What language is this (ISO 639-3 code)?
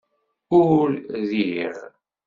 kab